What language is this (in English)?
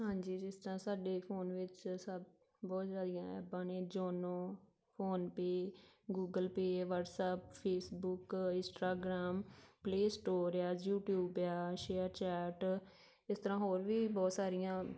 Punjabi